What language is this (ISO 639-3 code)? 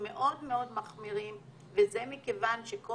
heb